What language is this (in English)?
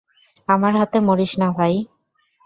Bangla